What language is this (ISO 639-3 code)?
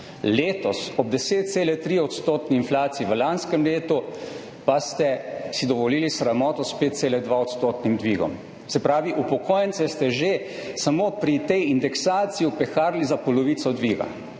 slv